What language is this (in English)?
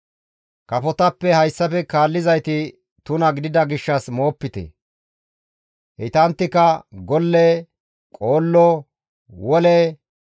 Gamo